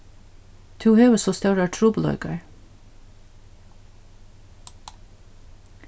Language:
Faroese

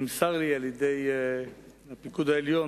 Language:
Hebrew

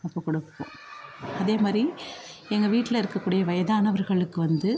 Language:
Tamil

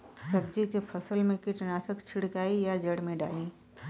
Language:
Bhojpuri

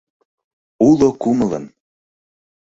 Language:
Mari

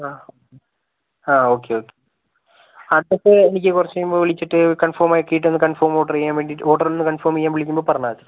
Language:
Malayalam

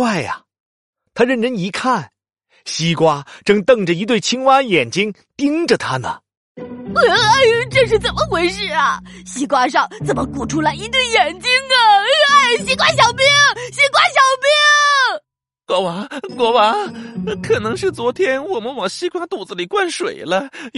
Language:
Chinese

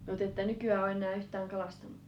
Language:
Finnish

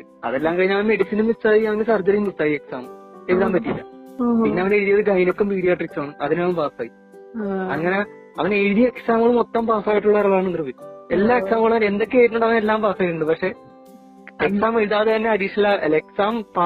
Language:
Malayalam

